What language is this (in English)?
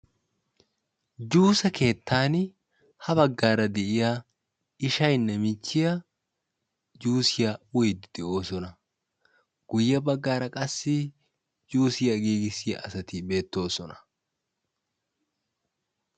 Wolaytta